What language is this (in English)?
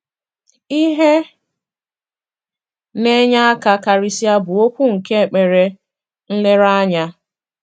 Igbo